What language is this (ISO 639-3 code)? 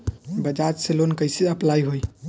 bho